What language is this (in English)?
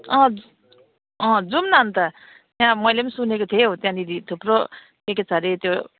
Nepali